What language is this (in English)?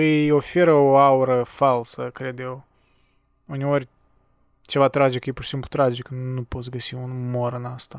Romanian